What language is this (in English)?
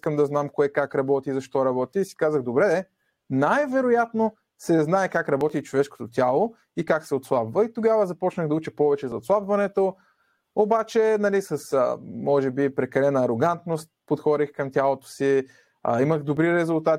Bulgarian